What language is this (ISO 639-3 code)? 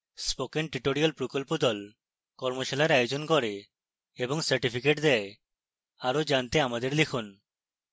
ben